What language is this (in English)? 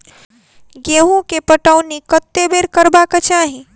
Maithili